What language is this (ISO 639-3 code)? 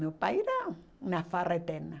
por